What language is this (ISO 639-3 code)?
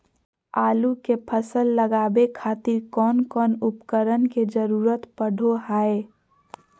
mag